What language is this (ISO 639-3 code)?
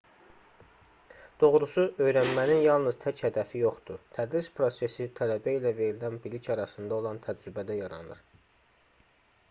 aze